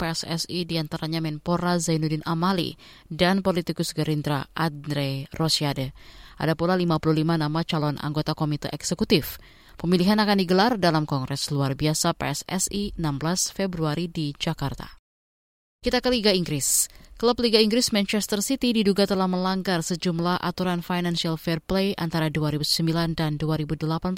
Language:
Indonesian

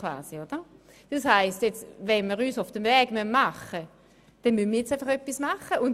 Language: Swiss German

